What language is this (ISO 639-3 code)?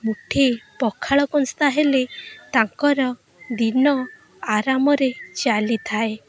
ori